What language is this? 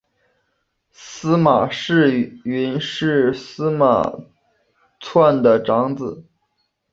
Chinese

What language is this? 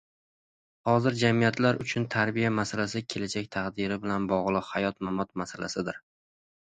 Uzbek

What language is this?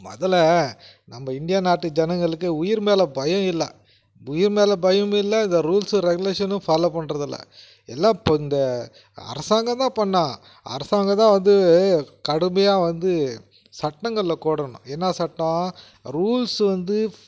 Tamil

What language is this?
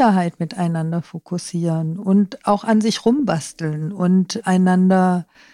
German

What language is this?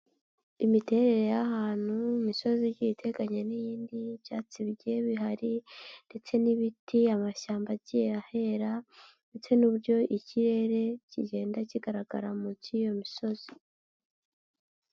Kinyarwanda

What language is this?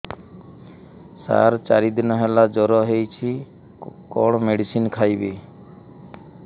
Odia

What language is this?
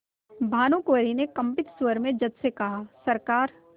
Hindi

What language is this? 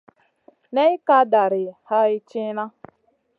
Masana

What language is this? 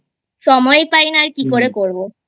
Bangla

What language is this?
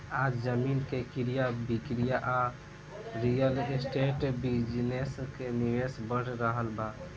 Bhojpuri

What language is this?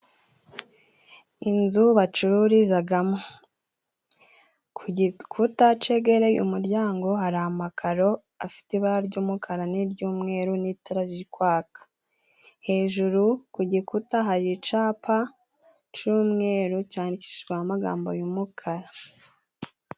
Kinyarwanda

